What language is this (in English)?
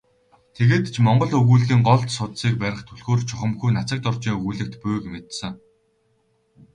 Mongolian